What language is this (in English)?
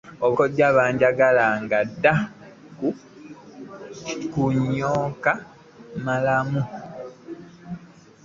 Ganda